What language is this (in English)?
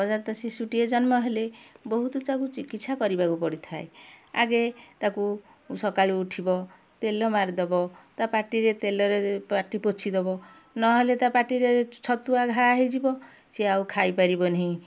Odia